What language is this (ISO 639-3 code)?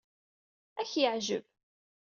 kab